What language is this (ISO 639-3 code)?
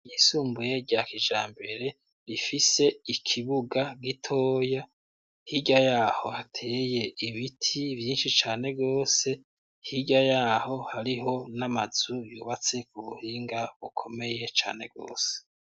run